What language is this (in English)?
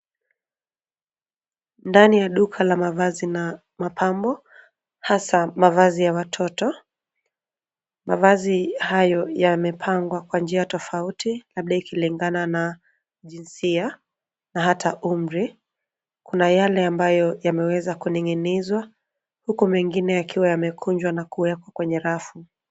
Swahili